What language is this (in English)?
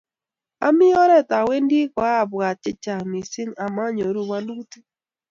Kalenjin